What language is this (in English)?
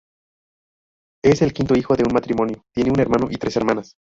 Spanish